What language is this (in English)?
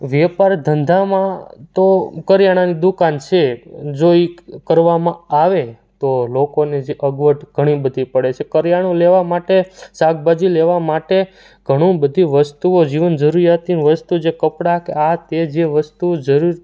Gujarati